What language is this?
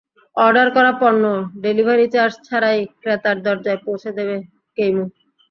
Bangla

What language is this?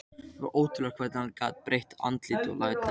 Icelandic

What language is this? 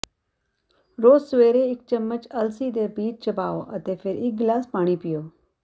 Punjabi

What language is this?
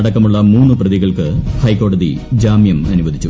Malayalam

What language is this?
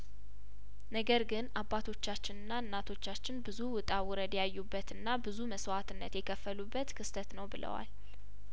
Amharic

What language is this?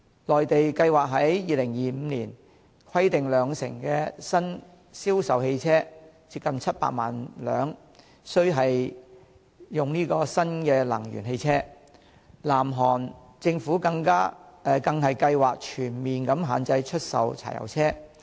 Cantonese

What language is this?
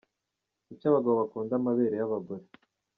Kinyarwanda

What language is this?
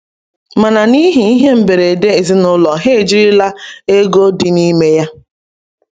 Igbo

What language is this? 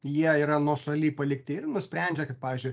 Lithuanian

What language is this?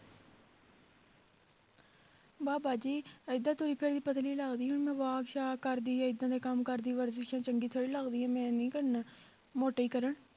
Punjabi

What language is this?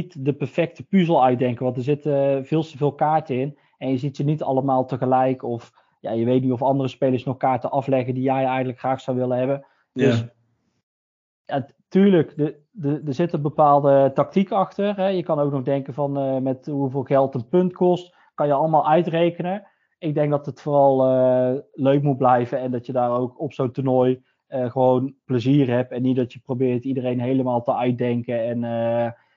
Dutch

